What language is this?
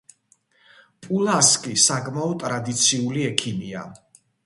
Georgian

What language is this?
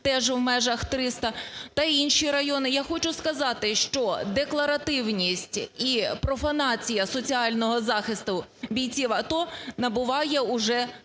Ukrainian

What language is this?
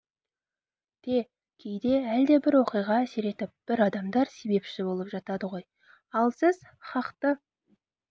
Kazakh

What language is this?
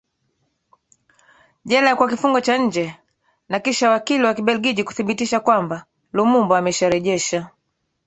Swahili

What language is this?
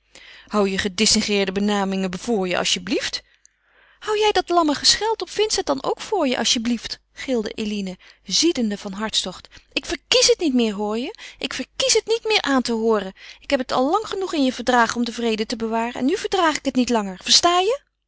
Dutch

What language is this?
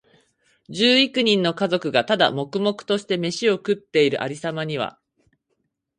Japanese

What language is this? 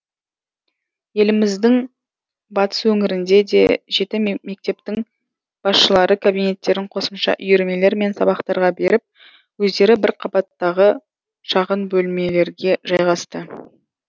Kazakh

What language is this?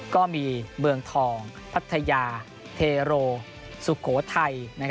Thai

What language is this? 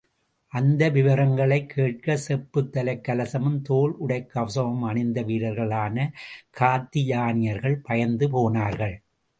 Tamil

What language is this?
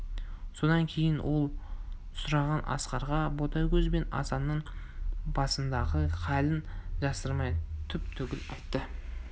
Kazakh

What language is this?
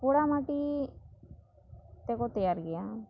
Santali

